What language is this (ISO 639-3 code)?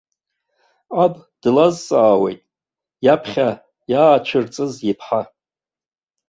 abk